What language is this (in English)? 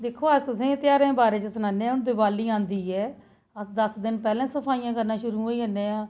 Dogri